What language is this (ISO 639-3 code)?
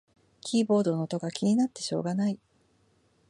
jpn